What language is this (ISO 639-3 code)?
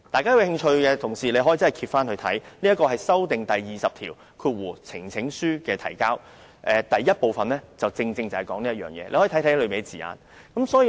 yue